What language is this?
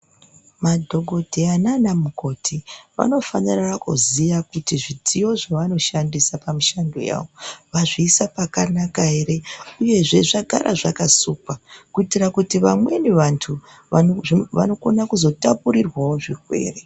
Ndau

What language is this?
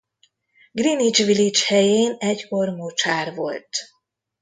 Hungarian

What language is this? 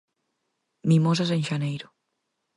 Galician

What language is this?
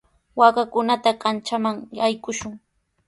Sihuas Ancash Quechua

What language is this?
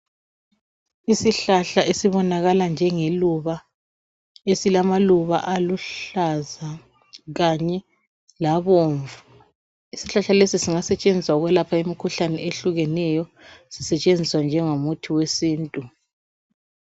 North Ndebele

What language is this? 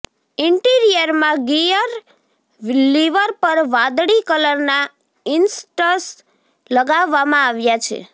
Gujarati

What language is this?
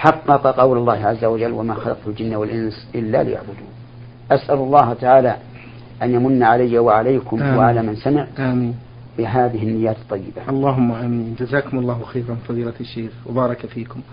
Arabic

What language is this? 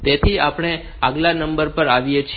Gujarati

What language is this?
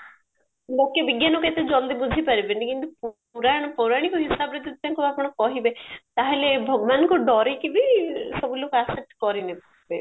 Odia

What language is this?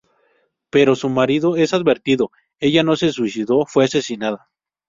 Spanish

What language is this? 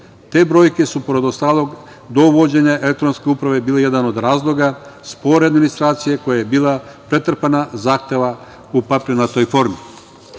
Serbian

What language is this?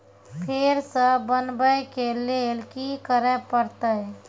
Maithili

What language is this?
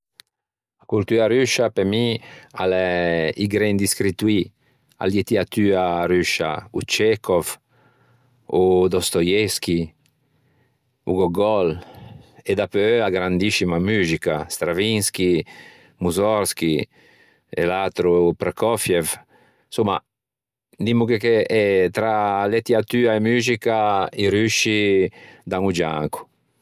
Ligurian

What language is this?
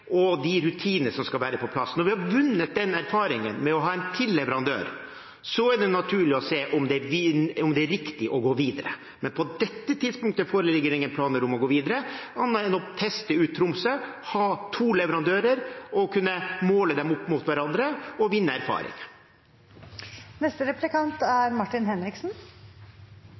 Norwegian Bokmål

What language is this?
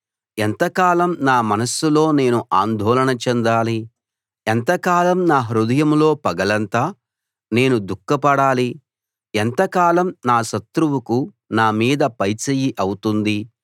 Telugu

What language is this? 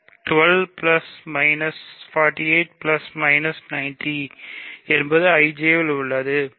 Tamil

